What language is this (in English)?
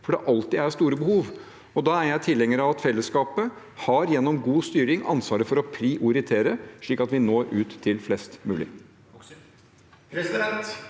Norwegian